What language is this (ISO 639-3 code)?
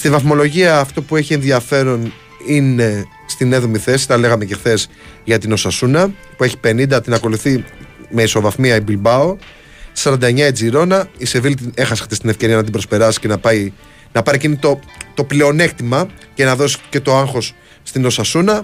ell